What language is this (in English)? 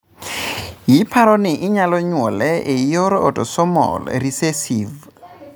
Luo (Kenya and Tanzania)